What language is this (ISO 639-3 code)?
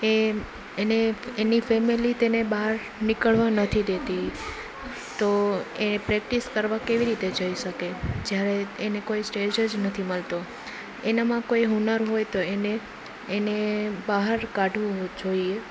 guj